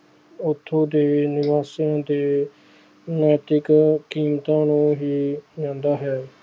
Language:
Punjabi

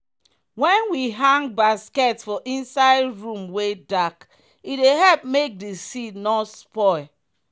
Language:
Nigerian Pidgin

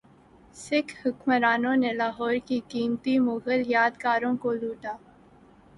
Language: Urdu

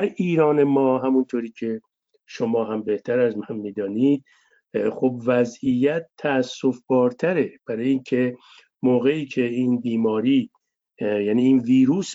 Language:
Persian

